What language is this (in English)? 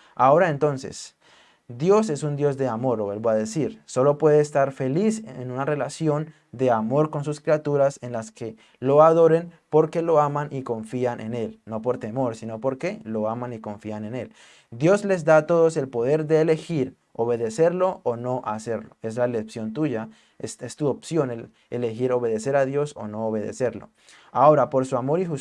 Spanish